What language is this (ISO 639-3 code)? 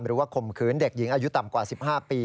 tha